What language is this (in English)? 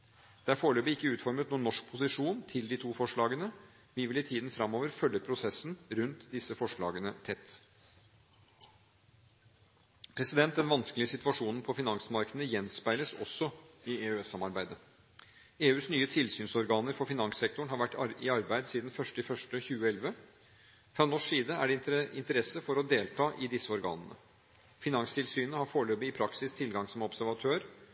Norwegian Bokmål